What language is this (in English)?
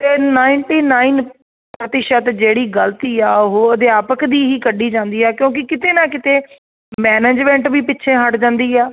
Punjabi